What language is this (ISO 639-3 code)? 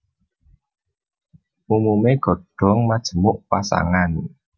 jav